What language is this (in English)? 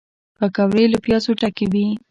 Pashto